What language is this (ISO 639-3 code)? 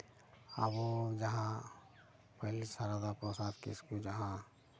sat